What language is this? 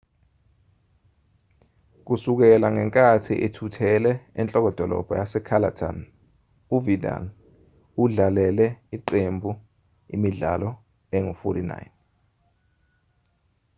Zulu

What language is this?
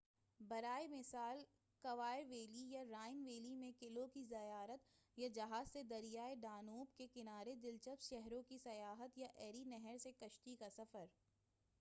Urdu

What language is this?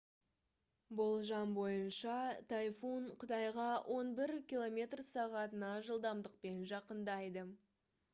Kazakh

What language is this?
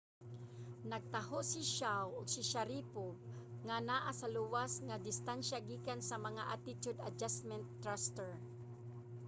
Cebuano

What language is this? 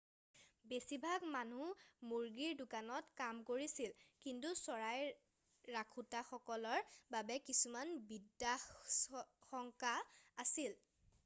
Assamese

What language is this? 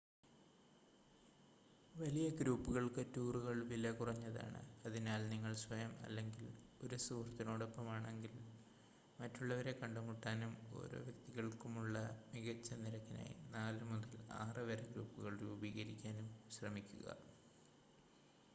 Malayalam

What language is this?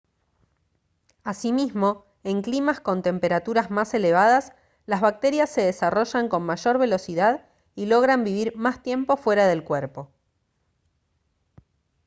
Spanish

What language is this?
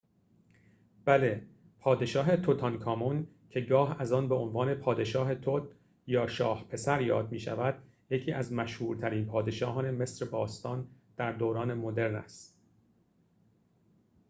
Persian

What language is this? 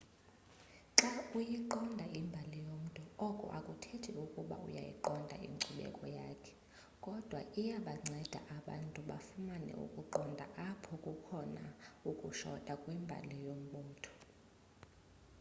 Xhosa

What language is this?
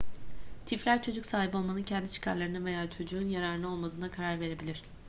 Turkish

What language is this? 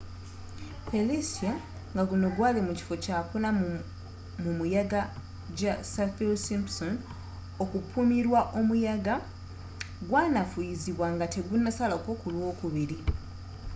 Ganda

